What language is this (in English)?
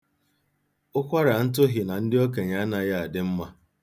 Igbo